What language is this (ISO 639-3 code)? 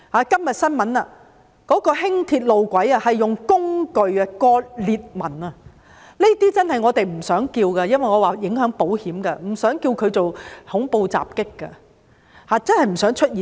yue